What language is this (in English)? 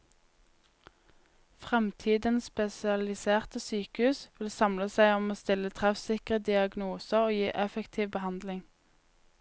Norwegian